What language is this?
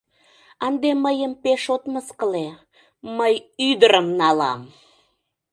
Mari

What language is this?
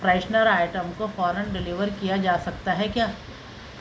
Urdu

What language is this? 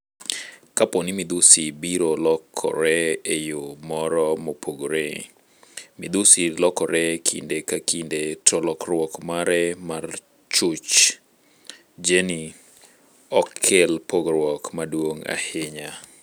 Luo (Kenya and Tanzania)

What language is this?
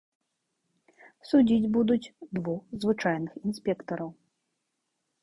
Belarusian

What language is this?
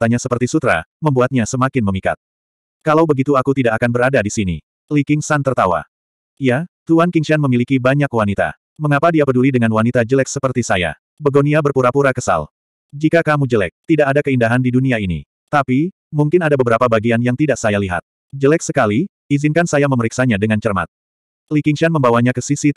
Indonesian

